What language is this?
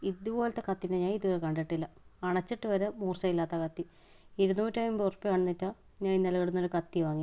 Malayalam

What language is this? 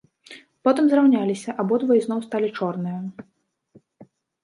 Belarusian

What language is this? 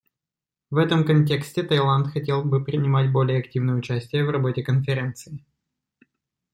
Russian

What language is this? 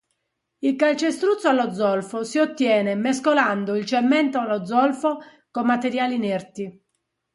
Italian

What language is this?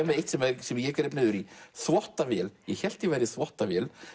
Icelandic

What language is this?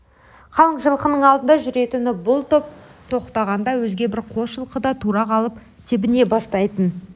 Kazakh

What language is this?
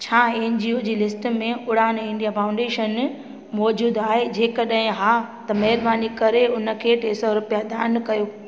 Sindhi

